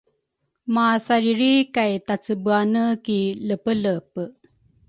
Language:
Rukai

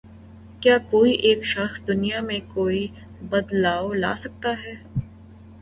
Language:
Urdu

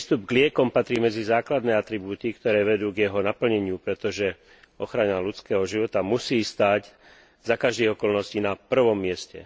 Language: Slovak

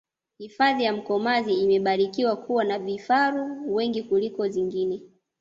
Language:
Swahili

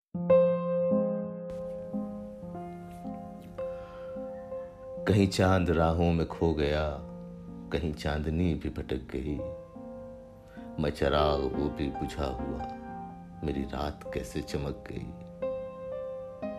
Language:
Urdu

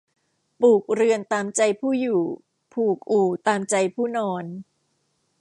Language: Thai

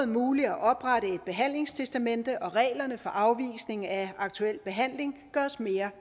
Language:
Danish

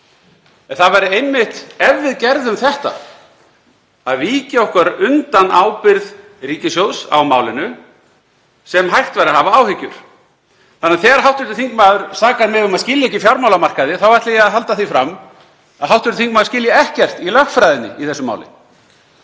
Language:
Icelandic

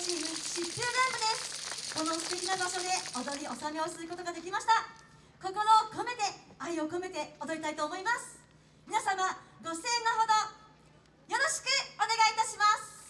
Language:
Japanese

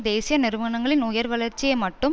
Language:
Tamil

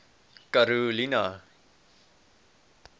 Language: Afrikaans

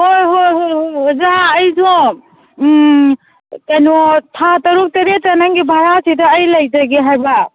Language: Manipuri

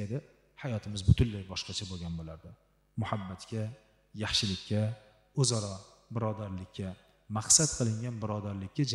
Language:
Arabic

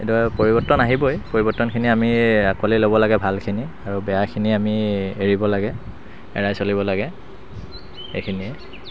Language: Assamese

